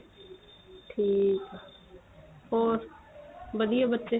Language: Punjabi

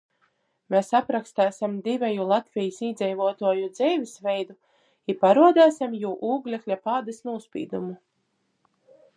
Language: Latgalian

